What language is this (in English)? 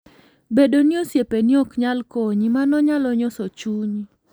Luo (Kenya and Tanzania)